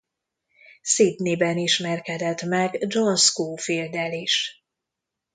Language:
Hungarian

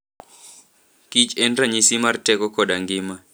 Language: Luo (Kenya and Tanzania)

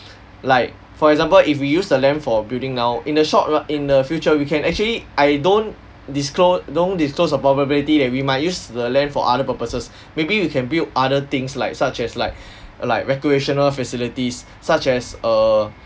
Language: English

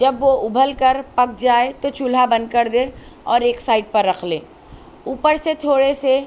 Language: Urdu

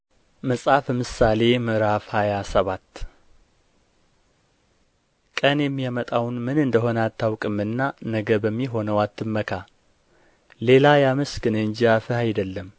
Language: Amharic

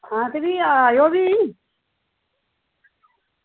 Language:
Dogri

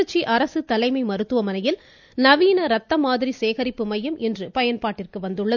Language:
Tamil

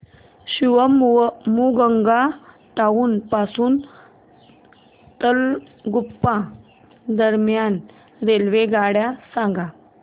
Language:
Marathi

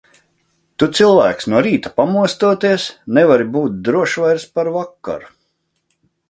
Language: Latvian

